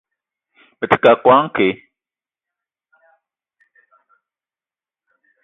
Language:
Eton (Cameroon)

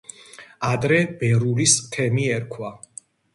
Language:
Georgian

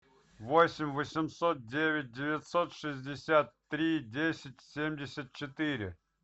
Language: Russian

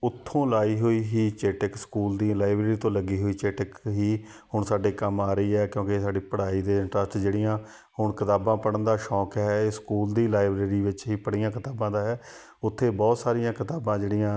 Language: Punjabi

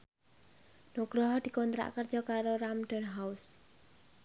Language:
Javanese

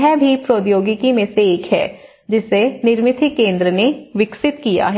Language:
Hindi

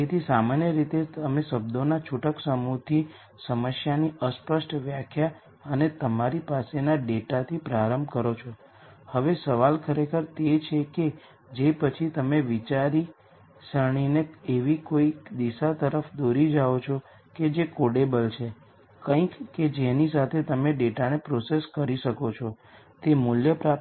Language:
Gujarati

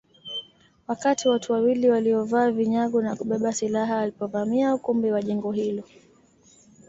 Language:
Swahili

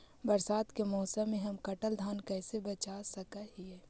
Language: Magahi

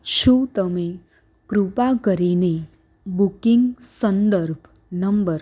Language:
Gujarati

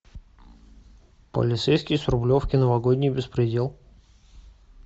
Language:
Russian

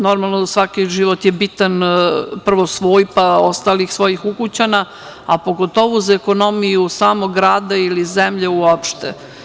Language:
Serbian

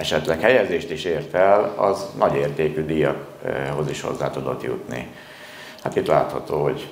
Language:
Hungarian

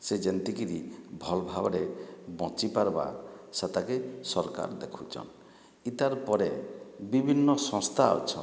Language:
Odia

